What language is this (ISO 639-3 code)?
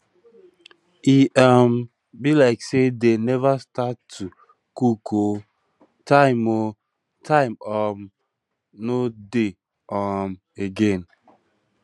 pcm